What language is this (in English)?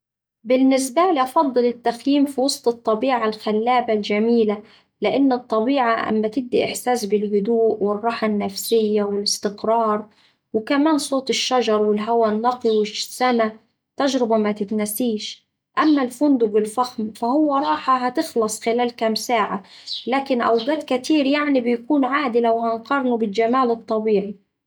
Saidi Arabic